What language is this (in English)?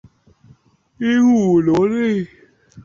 Chinese